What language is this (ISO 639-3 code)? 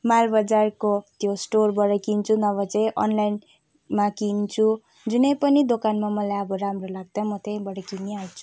nep